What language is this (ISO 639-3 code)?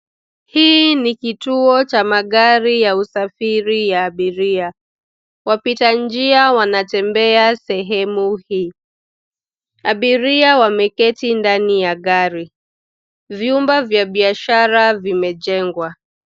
swa